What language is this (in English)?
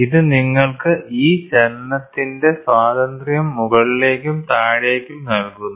Malayalam